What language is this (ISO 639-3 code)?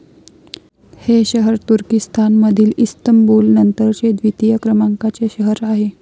mar